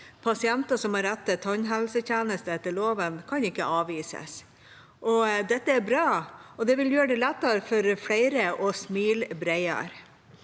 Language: Norwegian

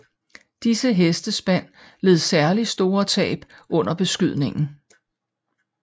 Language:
Danish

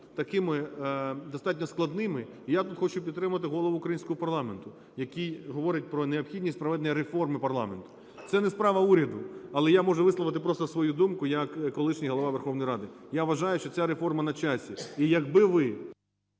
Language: Ukrainian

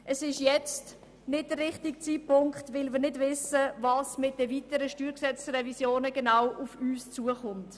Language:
Swiss German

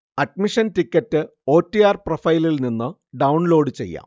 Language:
Malayalam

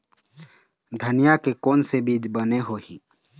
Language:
Chhattisgarhi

